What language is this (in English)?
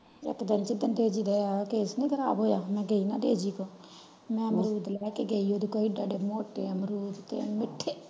Punjabi